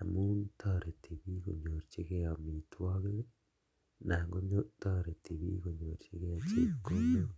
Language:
Kalenjin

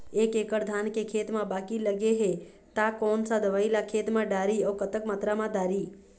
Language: Chhattisgarhi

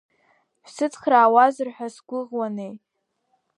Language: Abkhazian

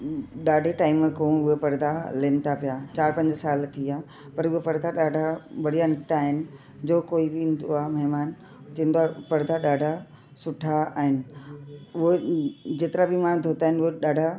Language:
Sindhi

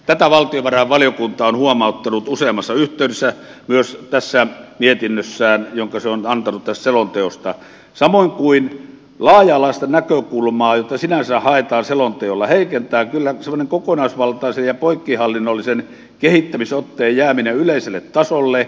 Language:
Finnish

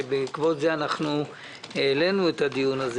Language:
Hebrew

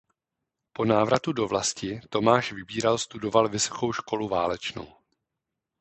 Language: Czech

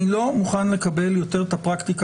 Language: Hebrew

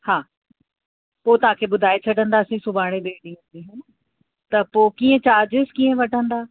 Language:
Sindhi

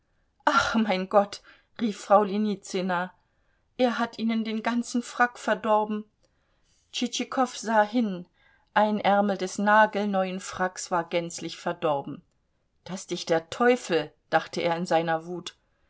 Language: German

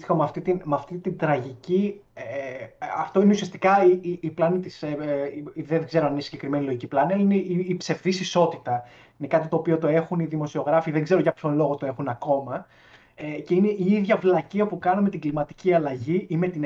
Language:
Greek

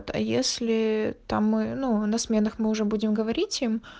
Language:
Russian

